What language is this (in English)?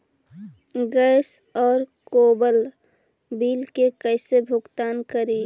Magahi